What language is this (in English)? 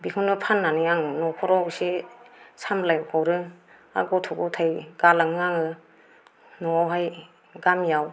Bodo